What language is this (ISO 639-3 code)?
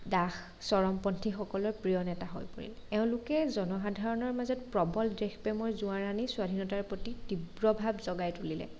asm